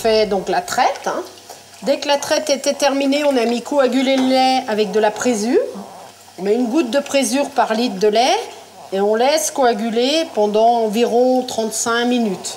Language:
French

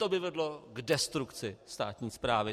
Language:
Czech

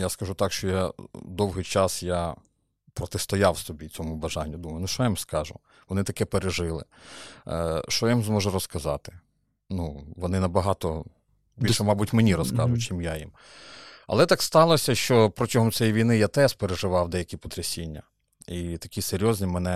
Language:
Ukrainian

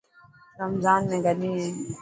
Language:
Dhatki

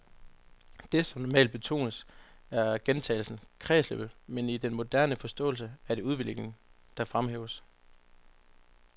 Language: Danish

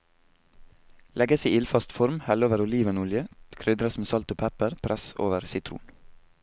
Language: Norwegian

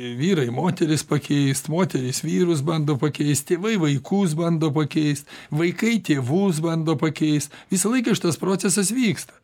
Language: Lithuanian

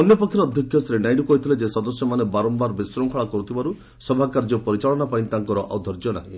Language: Odia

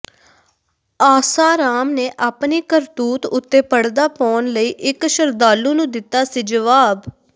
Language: Punjabi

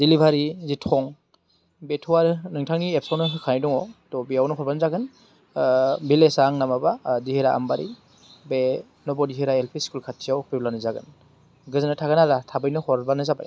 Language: Bodo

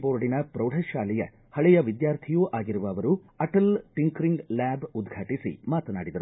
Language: Kannada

